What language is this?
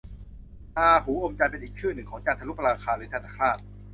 Thai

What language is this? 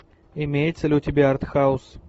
Russian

